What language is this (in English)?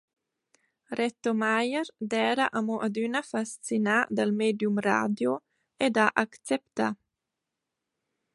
Romansh